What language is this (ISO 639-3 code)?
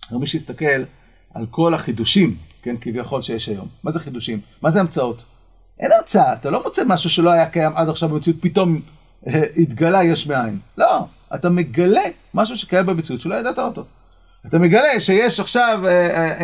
heb